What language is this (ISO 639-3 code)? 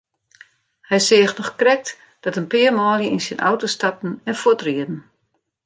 fry